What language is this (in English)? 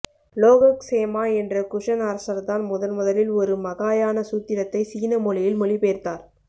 Tamil